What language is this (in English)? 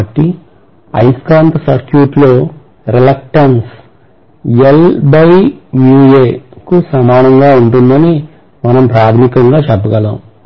Telugu